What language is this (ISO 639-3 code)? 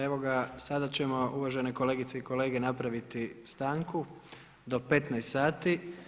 hrv